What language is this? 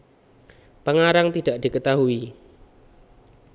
Javanese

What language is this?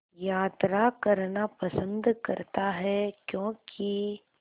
Hindi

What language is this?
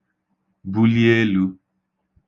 Igbo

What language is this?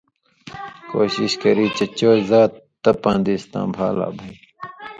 Indus Kohistani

